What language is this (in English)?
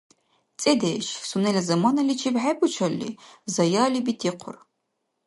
Dargwa